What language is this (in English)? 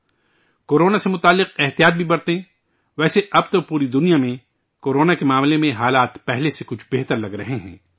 Urdu